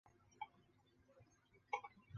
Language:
Chinese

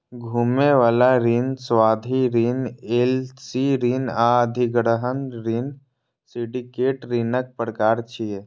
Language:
Maithili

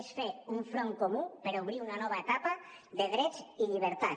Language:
Catalan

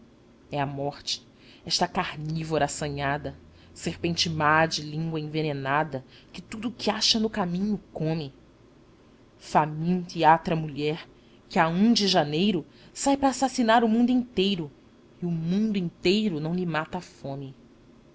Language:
Portuguese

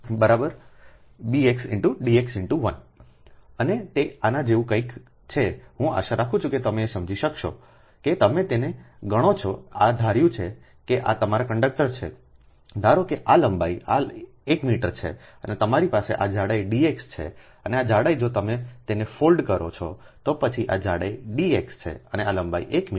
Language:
Gujarati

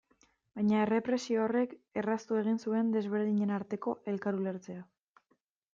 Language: Basque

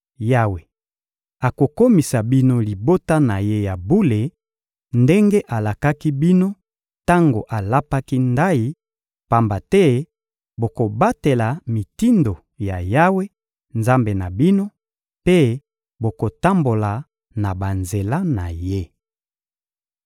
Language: Lingala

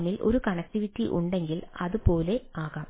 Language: Malayalam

